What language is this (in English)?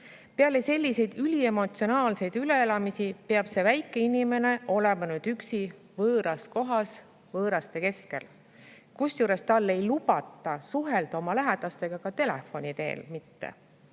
Estonian